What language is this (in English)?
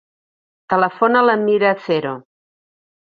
Catalan